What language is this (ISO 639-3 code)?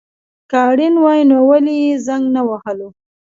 pus